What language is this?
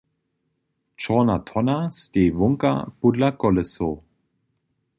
Upper Sorbian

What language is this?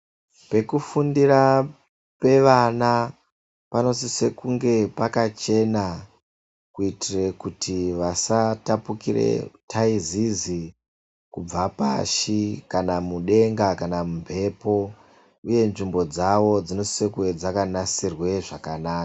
Ndau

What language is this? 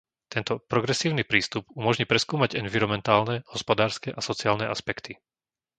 Slovak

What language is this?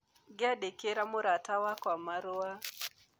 Kikuyu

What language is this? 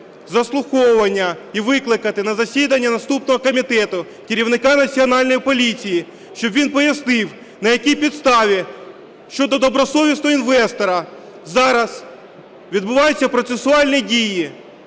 Ukrainian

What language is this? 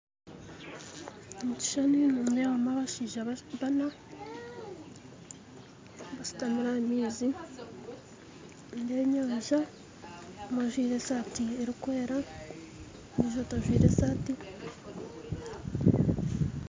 Nyankole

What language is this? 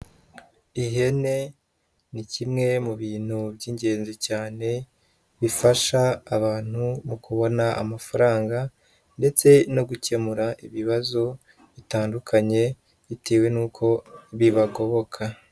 Kinyarwanda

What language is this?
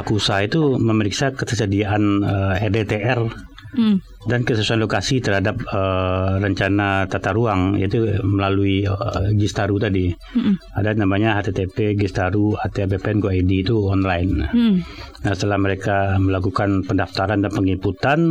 Indonesian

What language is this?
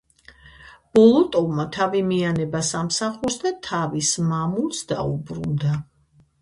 Georgian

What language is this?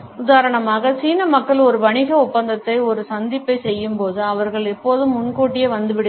Tamil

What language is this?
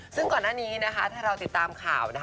Thai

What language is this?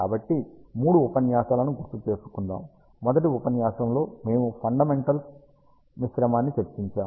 Telugu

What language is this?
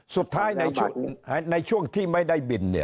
Thai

